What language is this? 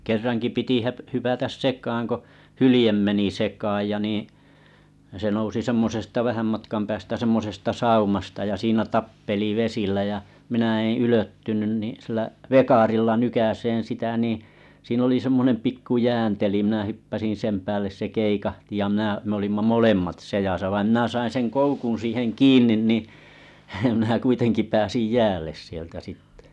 Finnish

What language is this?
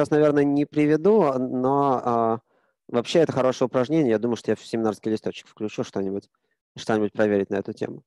Russian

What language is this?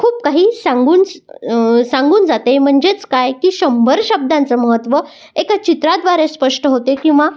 Marathi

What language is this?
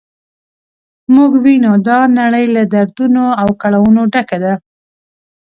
Pashto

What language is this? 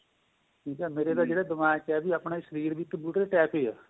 Punjabi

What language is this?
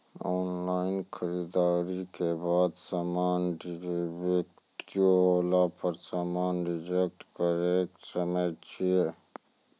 Maithili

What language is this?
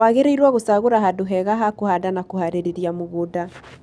Kikuyu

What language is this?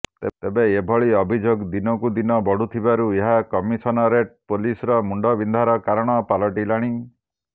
Odia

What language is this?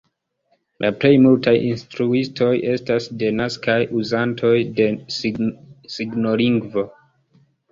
Esperanto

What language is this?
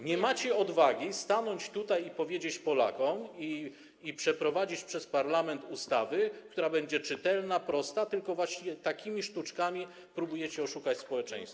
Polish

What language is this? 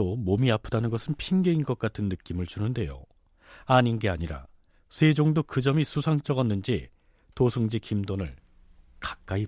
Korean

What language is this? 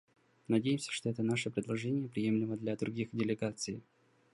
Russian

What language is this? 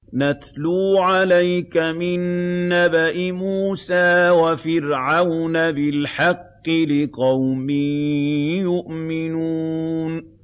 Arabic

